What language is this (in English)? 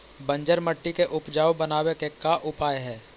Magahi